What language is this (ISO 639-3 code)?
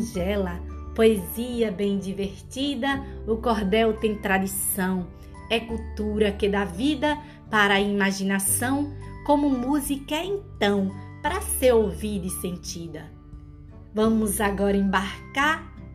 por